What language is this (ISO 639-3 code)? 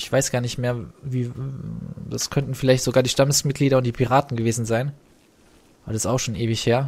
deu